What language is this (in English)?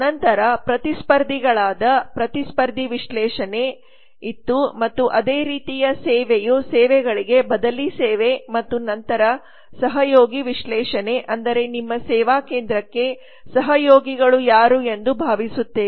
Kannada